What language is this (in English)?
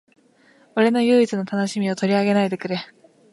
Japanese